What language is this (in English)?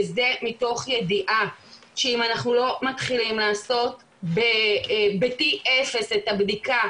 Hebrew